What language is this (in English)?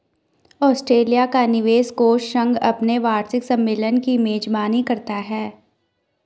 Hindi